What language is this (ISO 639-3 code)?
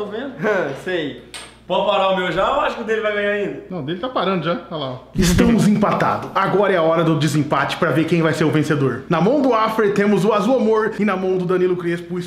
por